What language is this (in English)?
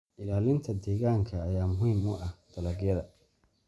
Somali